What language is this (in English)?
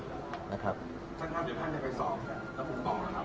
Thai